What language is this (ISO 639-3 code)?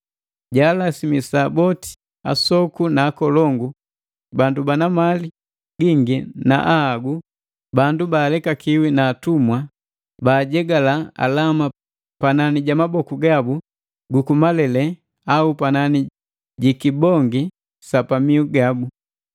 mgv